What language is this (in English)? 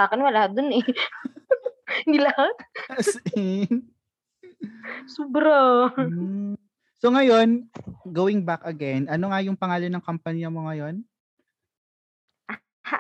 Filipino